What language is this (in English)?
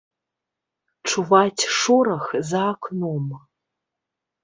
Belarusian